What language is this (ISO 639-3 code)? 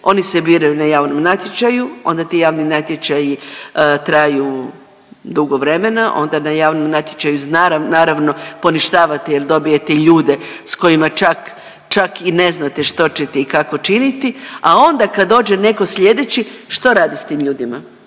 hrv